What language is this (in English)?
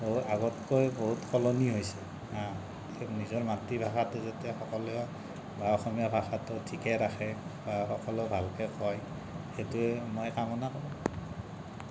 Assamese